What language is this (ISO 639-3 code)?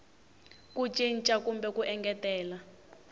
tso